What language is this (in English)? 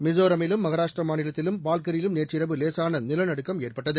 Tamil